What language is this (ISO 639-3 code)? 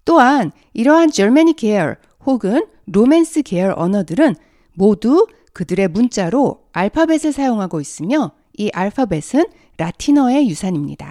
kor